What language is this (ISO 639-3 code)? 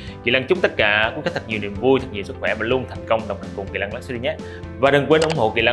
vie